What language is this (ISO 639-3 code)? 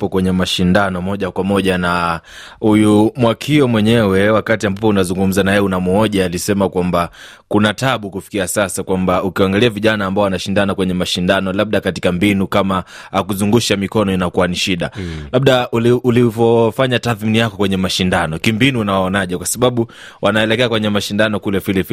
swa